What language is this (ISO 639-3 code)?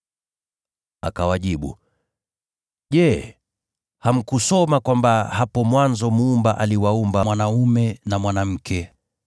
swa